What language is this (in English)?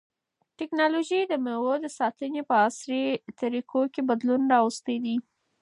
Pashto